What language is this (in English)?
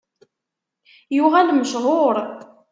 Kabyle